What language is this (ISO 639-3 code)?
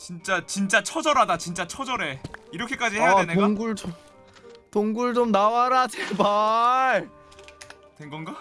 kor